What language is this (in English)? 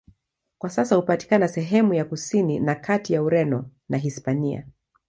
Swahili